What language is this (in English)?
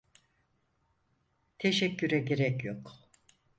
Turkish